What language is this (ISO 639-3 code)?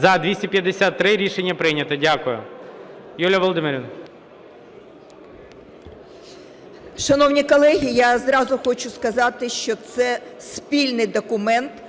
ukr